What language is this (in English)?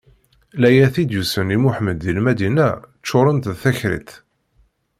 Kabyle